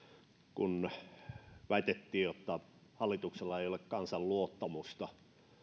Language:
Finnish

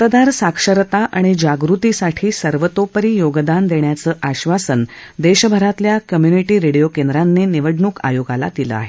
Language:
Marathi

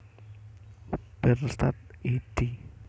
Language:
Javanese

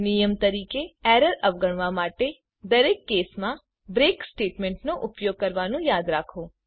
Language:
Gujarati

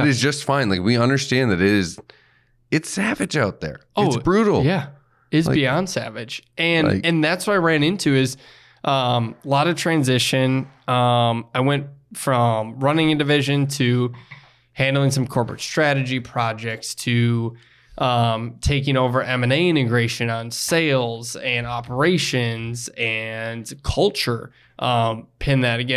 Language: English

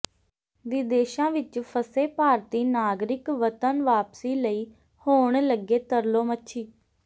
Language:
Punjabi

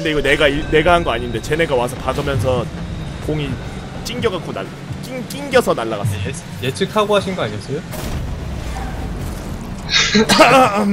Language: Korean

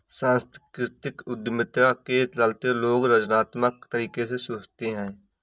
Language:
Hindi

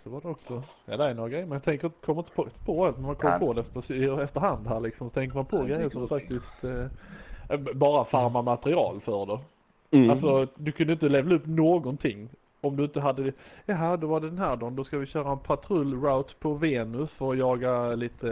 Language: Swedish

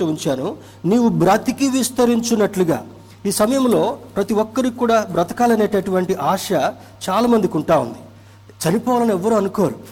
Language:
Telugu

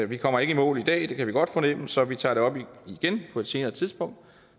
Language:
Danish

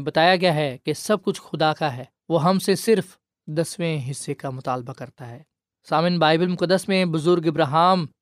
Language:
Urdu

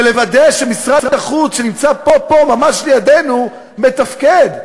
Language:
Hebrew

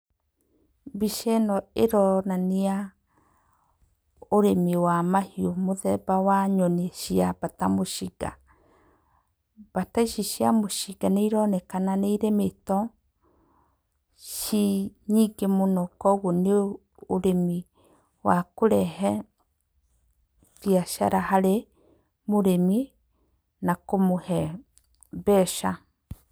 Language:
Kikuyu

